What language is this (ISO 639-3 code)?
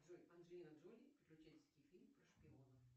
rus